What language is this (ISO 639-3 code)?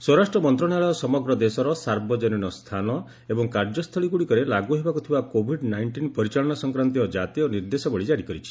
ori